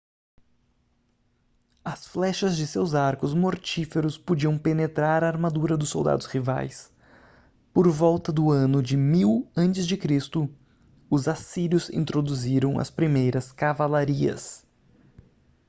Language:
Portuguese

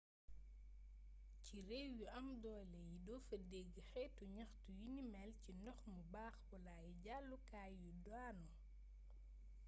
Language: Wolof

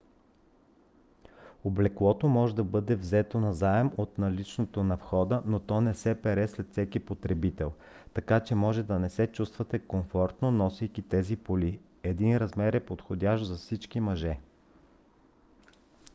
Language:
Bulgarian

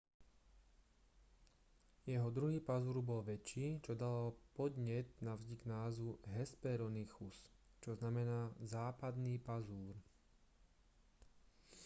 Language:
Slovak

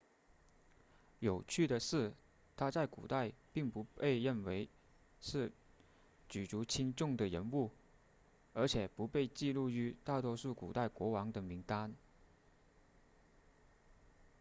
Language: Chinese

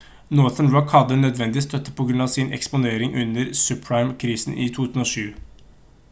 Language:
Norwegian Bokmål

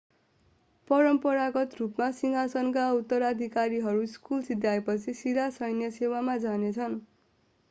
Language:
Nepali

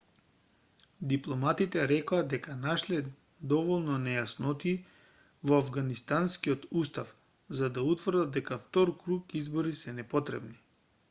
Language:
Macedonian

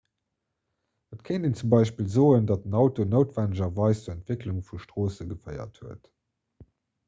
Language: Luxembourgish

